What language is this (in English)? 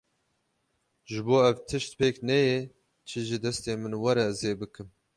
Kurdish